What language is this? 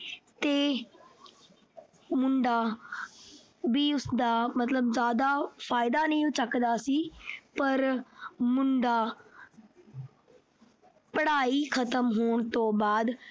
Punjabi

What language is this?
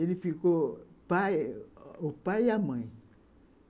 Portuguese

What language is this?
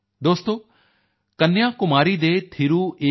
Punjabi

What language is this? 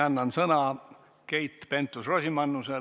Estonian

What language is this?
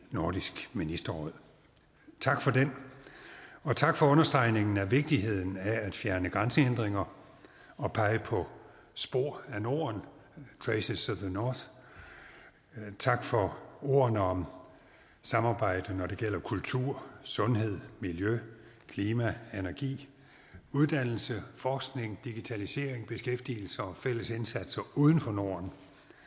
Danish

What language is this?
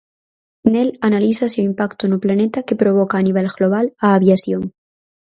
Galician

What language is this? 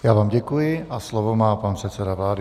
Czech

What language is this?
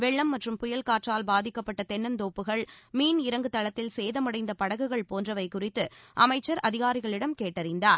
Tamil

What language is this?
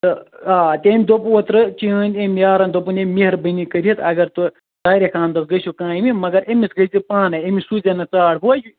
Kashmiri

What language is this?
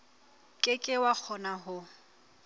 Southern Sotho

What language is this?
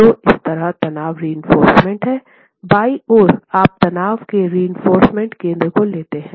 Hindi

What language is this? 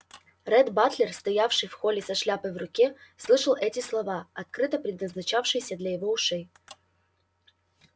Russian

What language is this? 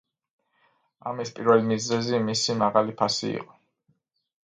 Georgian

